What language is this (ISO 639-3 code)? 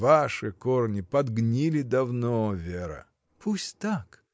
rus